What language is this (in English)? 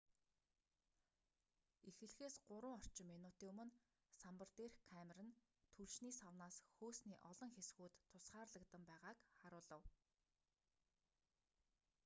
Mongolian